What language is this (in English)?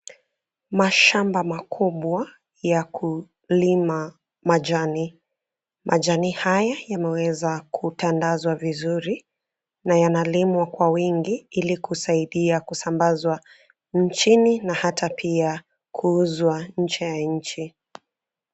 Swahili